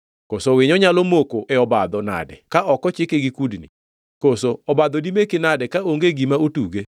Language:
Luo (Kenya and Tanzania)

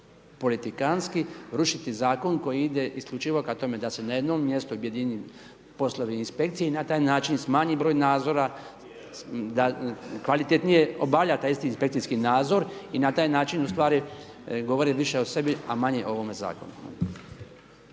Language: Croatian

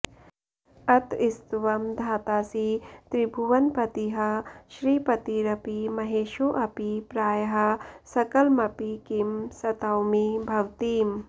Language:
Sanskrit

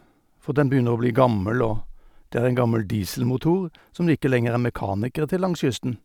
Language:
Norwegian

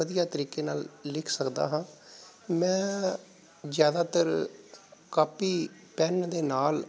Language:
Punjabi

